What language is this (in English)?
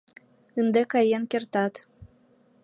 Mari